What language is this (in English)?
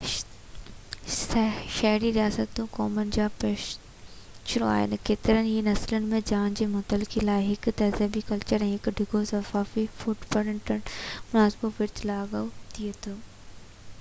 Sindhi